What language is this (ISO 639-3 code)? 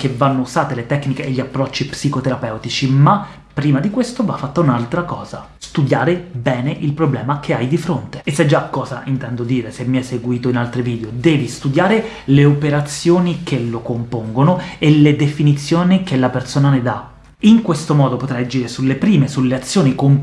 ita